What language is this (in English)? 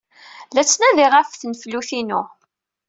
Kabyle